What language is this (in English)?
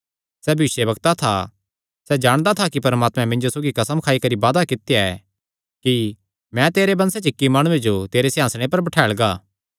Kangri